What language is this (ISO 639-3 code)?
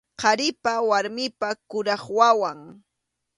qxu